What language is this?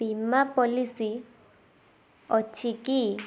Odia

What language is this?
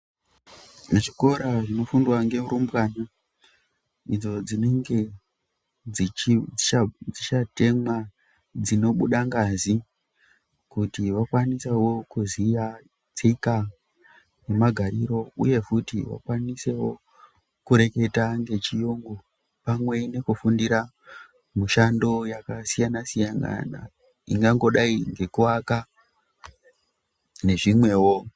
Ndau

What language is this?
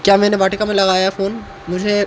Hindi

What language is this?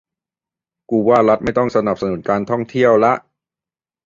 Thai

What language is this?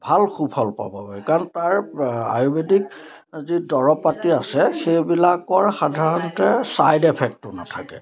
Assamese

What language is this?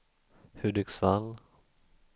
Swedish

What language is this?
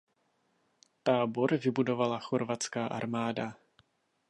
Czech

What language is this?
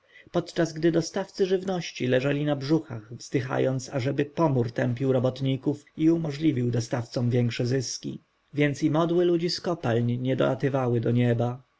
Polish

